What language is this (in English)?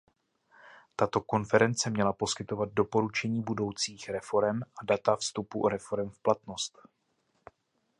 Czech